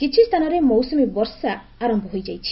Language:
Odia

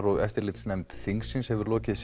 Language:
Icelandic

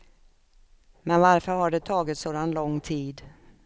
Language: Swedish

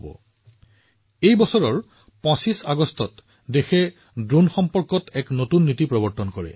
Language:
Assamese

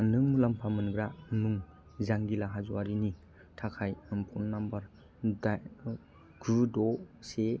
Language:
Bodo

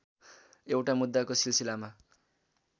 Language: Nepali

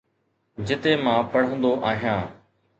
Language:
Sindhi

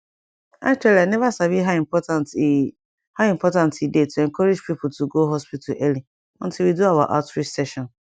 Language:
Nigerian Pidgin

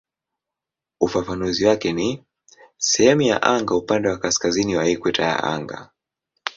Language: Swahili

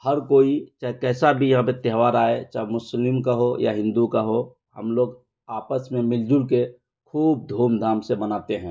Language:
Urdu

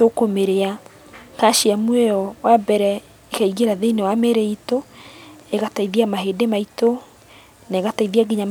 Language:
Kikuyu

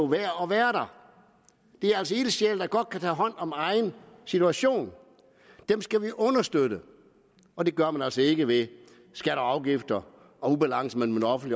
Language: Danish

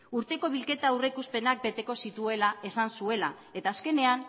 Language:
Basque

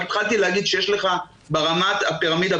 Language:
Hebrew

